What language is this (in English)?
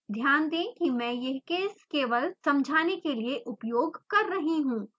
Hindi